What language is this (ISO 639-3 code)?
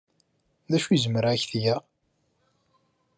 kab